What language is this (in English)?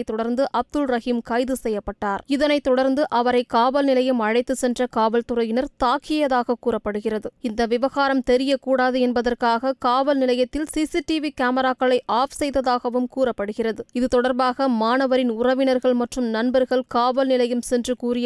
Tamil